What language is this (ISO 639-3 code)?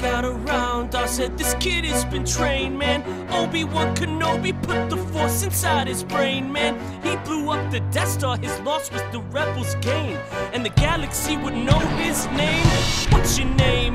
rus